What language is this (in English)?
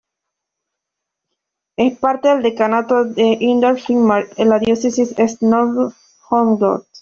Spanish